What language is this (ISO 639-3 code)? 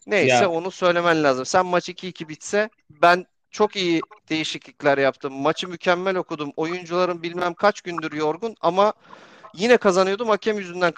tur